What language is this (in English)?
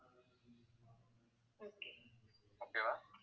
Tamil